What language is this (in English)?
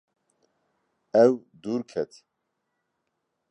Kurdish